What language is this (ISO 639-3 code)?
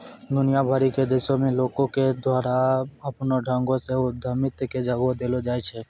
mai